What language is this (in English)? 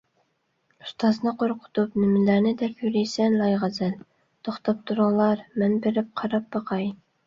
Uyghur